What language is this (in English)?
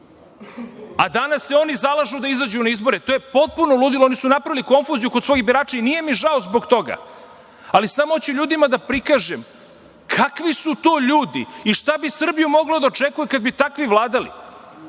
Serbian